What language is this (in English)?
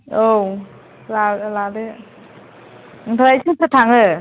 Bodo